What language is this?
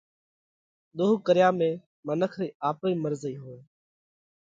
Parkari Koli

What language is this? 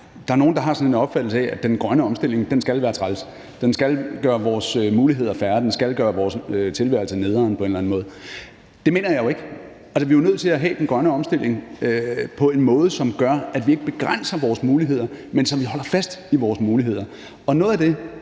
Danish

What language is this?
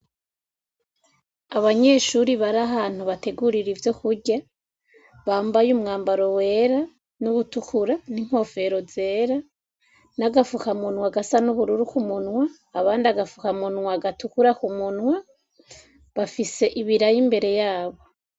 Rundi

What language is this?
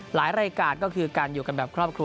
Thai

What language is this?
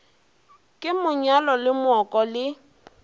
Northern Sotho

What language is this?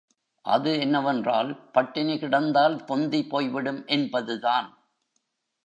Tamil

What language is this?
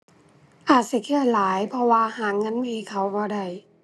Thai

